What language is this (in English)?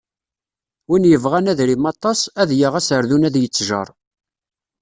Kabyle